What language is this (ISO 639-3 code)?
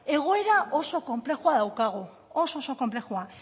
eus